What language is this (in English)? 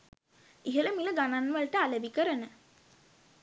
Sinhala